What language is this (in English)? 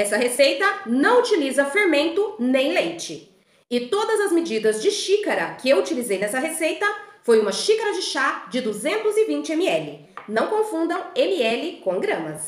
Portuguese